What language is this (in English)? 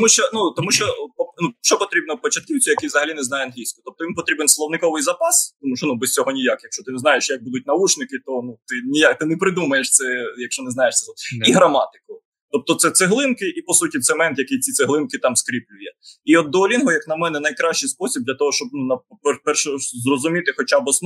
Ukrainian